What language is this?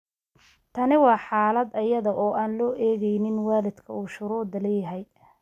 Somali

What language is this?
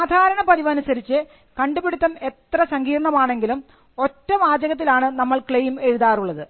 Malayalam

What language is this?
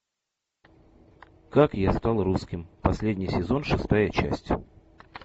Russian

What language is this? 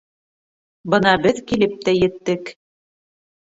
Bashkir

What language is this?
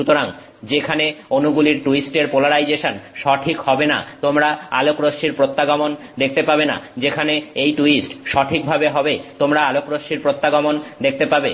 Bangla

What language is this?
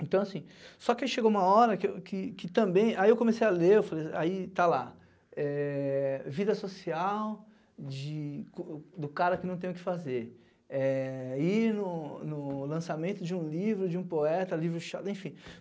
Portuguese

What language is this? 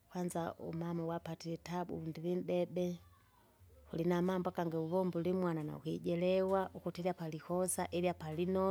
Kinga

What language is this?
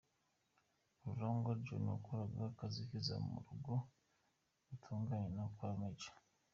Kinyarwanda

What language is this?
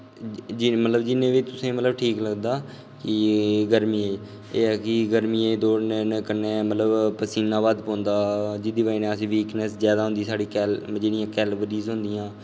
Dogri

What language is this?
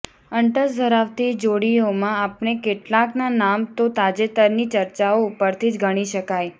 Gujarati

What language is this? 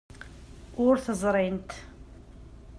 Kabyle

